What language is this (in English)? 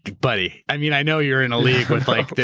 English